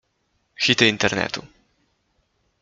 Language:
Polish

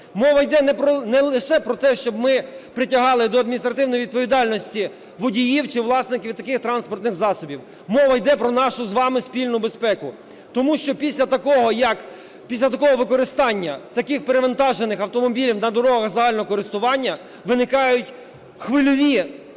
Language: Ukrainian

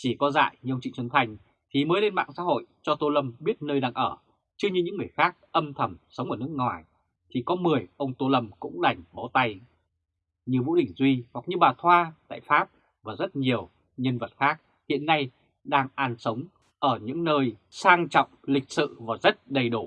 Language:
Vietnamese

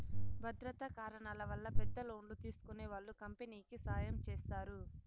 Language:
Telugu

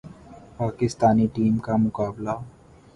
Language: Urdu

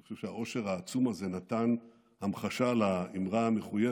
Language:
Hebrew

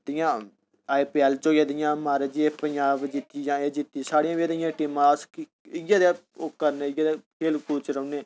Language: Dogri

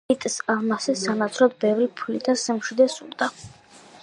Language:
Georgian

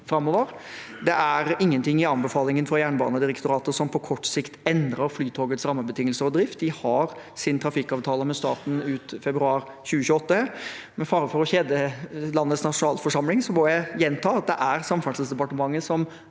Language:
Norwegian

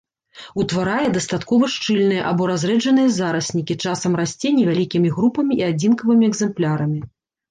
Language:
Belarusian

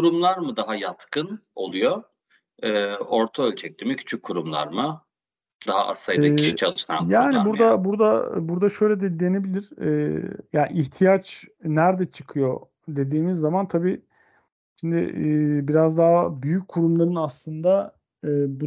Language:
Turkish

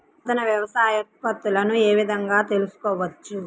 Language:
Telugu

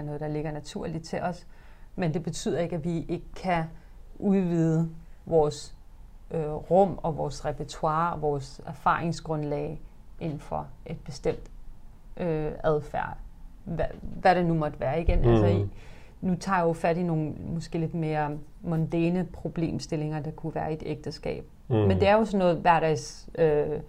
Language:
Danish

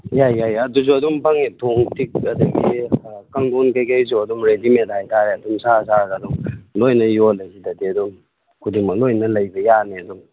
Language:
Manipuri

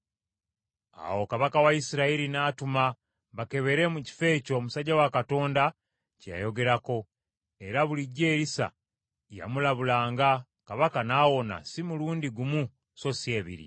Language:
Ganda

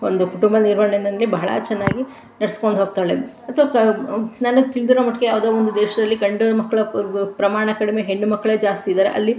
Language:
Kannada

